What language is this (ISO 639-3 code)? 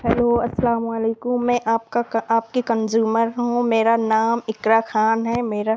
urd